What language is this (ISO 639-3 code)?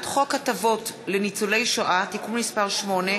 heb